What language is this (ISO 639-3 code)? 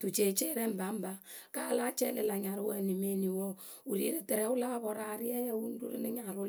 keu